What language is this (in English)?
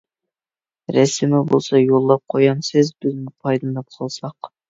Uyghur